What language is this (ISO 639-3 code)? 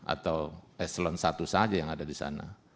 ind